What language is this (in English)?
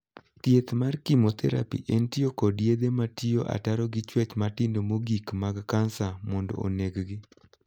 Luo (Kenya and Tanzania)